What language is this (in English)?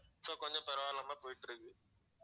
Tamil